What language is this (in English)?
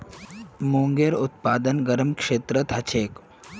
Magahi